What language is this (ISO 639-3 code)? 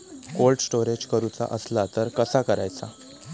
mar